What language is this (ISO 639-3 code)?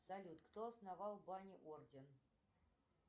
rus